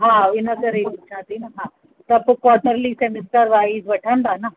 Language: Sindhi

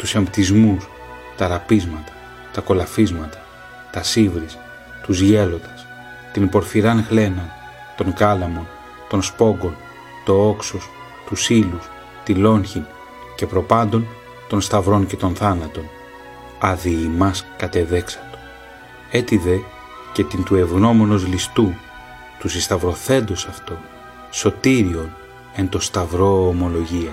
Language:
Greek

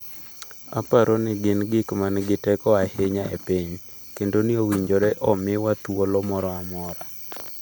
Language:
Luo (Kenya and Tanzania)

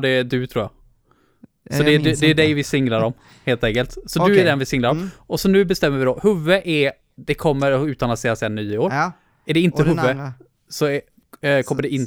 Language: Swedish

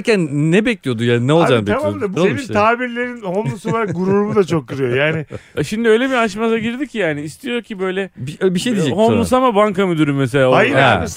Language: Turkish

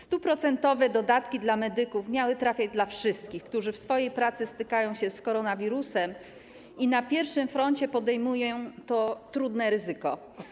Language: Polish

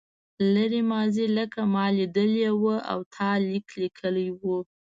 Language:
Pashto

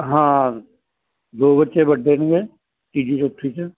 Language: Punjabi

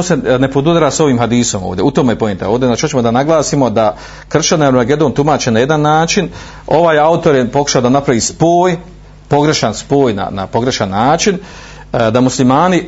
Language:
Croatian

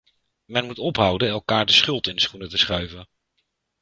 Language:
Dutch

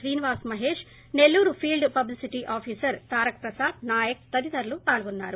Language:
Telugu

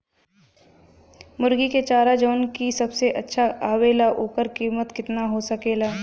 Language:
Bhojpuri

